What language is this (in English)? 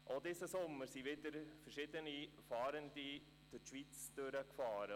Swiss German